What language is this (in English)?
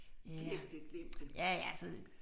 Danish